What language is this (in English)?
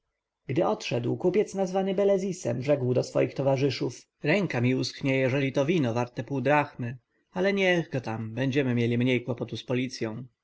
Polish